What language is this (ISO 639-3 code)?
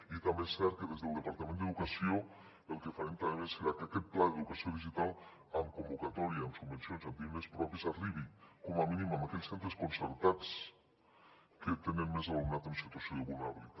cat